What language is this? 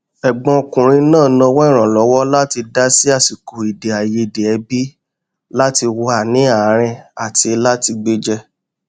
Yoruba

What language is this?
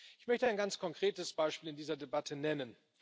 German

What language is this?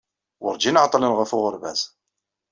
Kabyle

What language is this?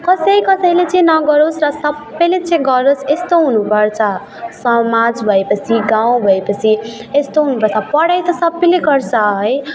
Nepali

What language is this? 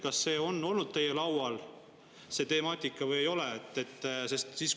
Estonian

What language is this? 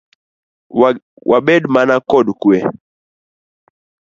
Luo (Kenya and Tanzania)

